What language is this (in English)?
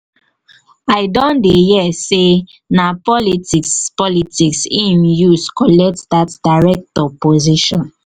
Nigerian Pidgin